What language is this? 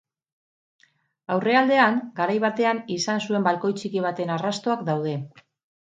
Basque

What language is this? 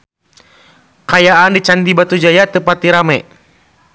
Sundanese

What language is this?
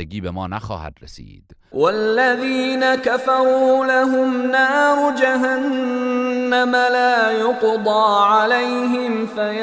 Persian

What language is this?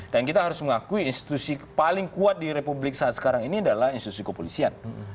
Indonesian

